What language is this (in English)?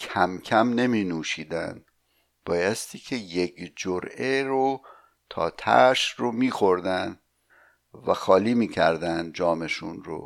Persian